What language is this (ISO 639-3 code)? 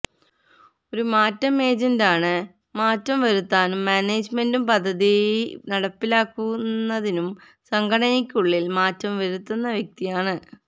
mal